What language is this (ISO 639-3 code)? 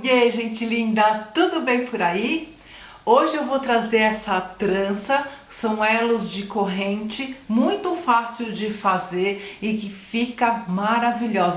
por